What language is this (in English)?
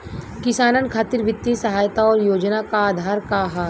Bhojpuri